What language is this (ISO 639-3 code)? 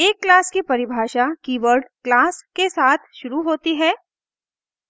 hin